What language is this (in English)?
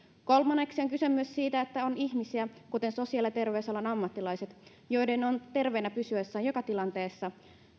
Finnish